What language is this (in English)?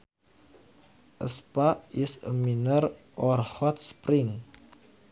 Sundanese